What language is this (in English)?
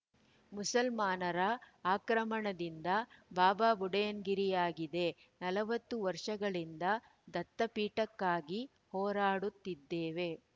Kannada